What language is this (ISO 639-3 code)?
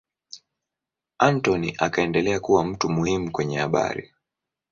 swa